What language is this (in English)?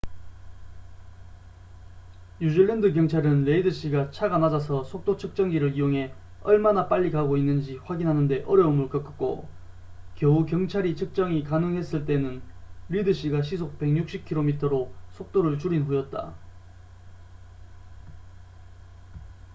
Korean